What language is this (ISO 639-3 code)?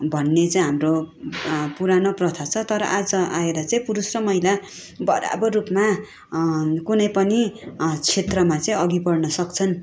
nep